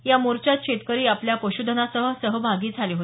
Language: Marathi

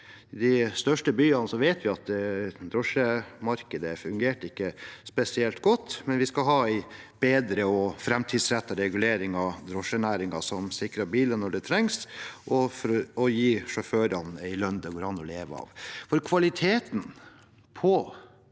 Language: Norwegian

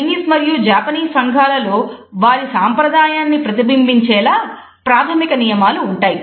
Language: Telugu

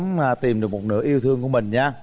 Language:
Vietnamese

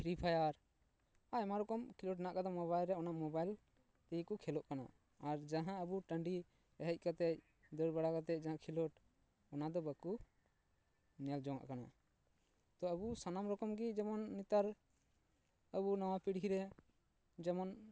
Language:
Santali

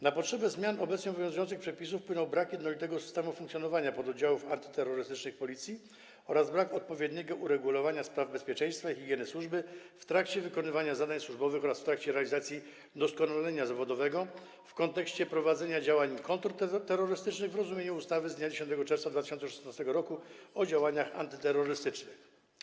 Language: Polish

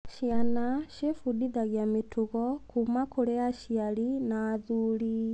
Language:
Kikuyu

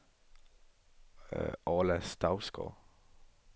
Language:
Danish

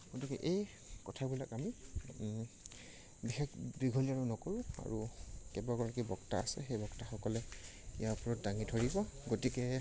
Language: Assamese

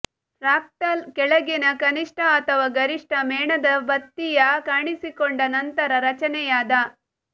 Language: Kannada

